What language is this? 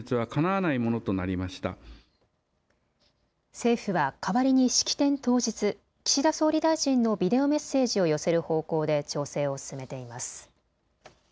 Japanese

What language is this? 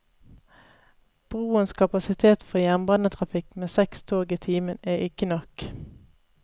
Norwegian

